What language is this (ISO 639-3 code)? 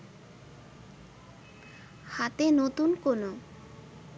ben